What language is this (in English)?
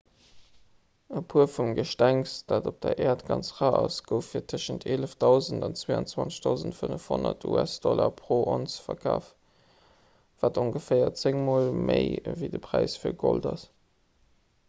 Luxembourgish